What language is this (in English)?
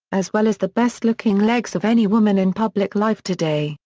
English